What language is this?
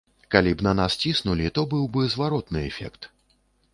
Belarusian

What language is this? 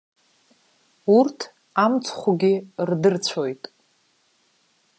Abkhazian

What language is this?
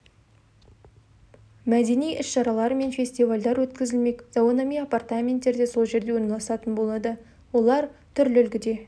Kazakh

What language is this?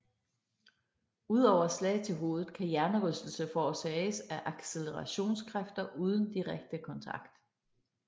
Danish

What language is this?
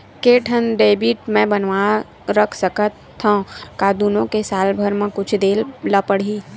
Chhattisgarhi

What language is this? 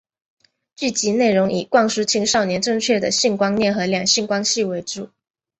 Chinese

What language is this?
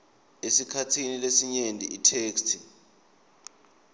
Swati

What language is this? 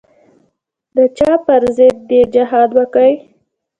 Pashto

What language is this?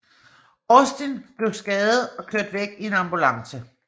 Danish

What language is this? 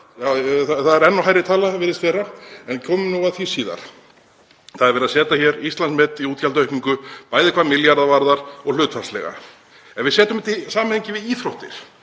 Icelandic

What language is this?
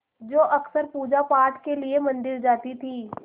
Hindi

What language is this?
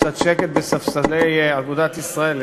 Hebrew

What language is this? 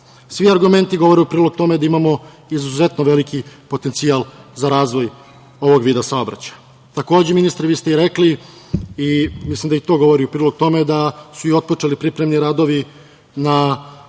Serbian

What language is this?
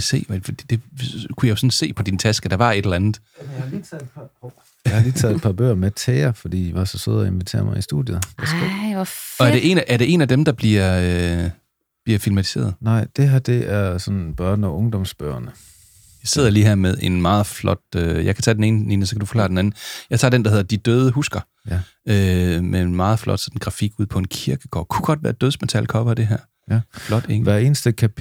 Danish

